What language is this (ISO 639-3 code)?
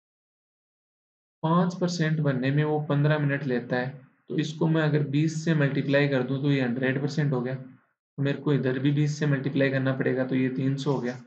hin